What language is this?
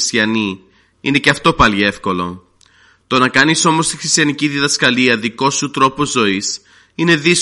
Greek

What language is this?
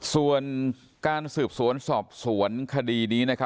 Thai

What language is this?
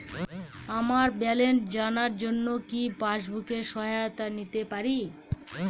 Bangla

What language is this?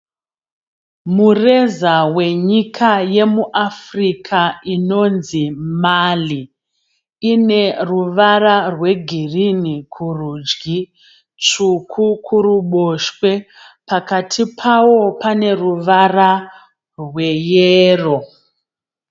Shona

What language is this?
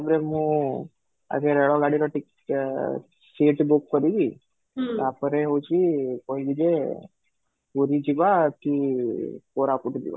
Odia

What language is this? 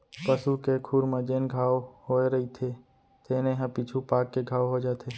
Chhattisgarhi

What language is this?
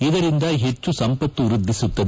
Kannada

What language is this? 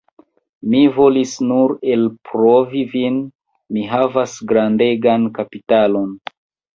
Esperanto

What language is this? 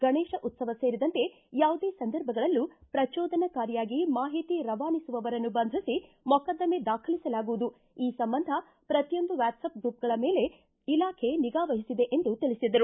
Kannada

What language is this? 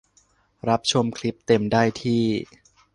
Thai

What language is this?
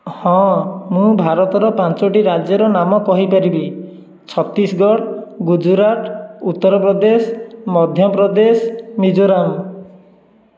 Odia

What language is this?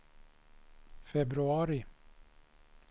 Swedish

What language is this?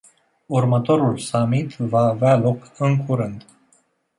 Romanian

